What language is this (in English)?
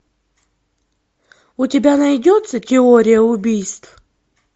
Russian